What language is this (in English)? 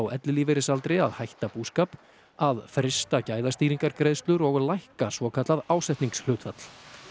Icelandic